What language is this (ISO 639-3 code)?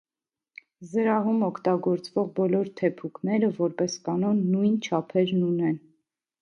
hye